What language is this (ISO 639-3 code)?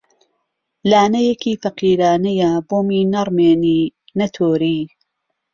ckb